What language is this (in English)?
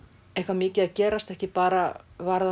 Icelandic